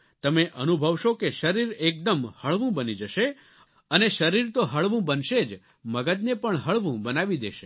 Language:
Gujarati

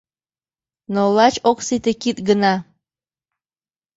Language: Mari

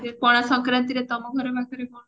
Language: Odia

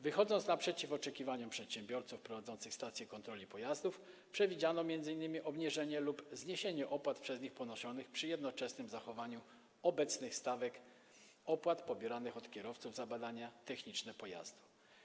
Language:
Polish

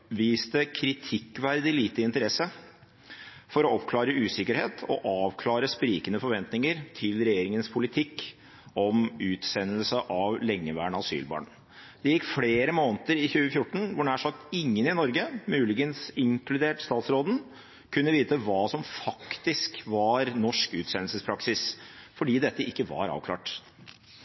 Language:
Norwegian Bokmål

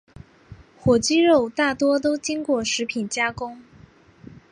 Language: Chinese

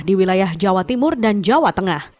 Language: Indonesian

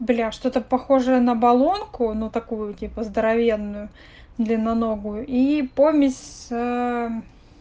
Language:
Russian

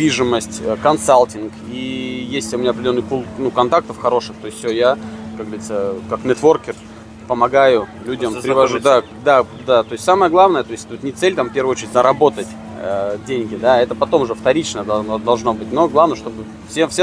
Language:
Russian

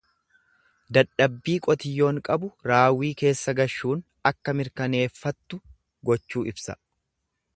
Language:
Oromo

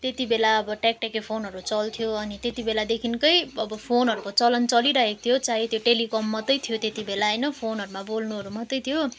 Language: Nepali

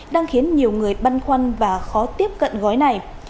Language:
Vietnamese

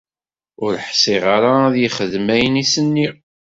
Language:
Kabyle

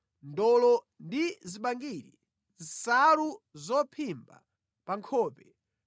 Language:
Nyanja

